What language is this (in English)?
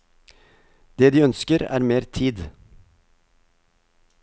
Norwegian